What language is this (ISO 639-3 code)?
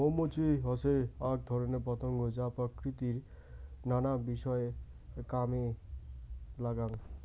ben